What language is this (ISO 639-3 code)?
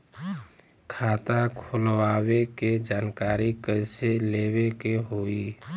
bho